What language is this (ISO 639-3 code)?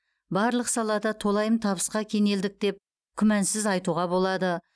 kaz